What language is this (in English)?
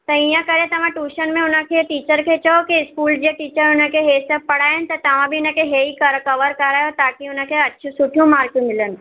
Sindhi